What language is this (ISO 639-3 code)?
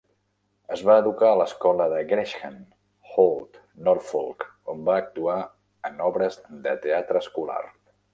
cat